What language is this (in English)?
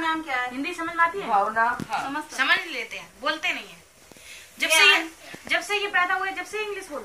Hindi